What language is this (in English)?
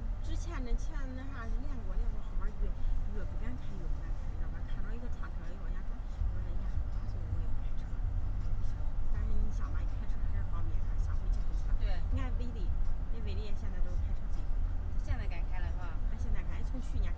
Chinese